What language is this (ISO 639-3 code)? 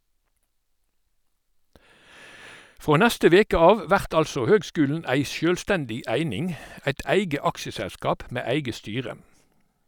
nor